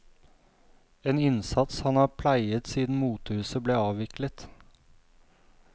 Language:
Norwegian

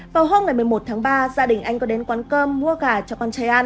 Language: Vietnamese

